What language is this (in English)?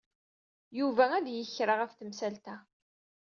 Kabyle